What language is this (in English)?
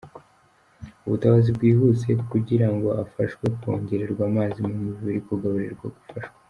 Kinyarwanda